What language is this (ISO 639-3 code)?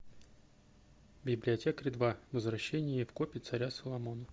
rus